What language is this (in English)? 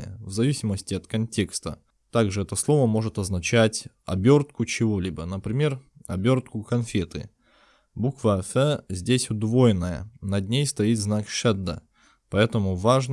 Russian